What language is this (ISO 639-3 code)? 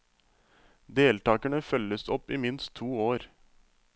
nor